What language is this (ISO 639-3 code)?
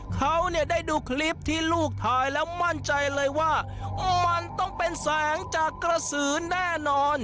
tha